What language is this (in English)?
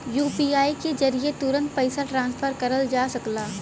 Bhojpuri